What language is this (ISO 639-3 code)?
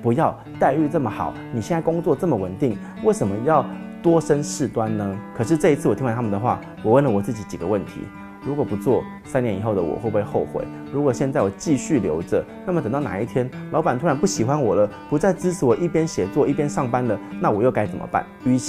zho